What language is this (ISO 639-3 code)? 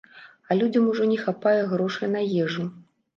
bel